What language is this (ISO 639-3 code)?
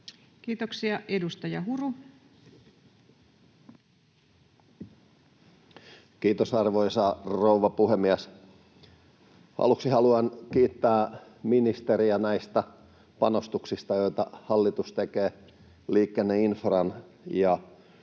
fin